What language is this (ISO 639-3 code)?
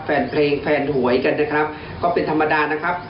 tha